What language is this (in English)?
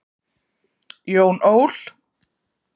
Icelandic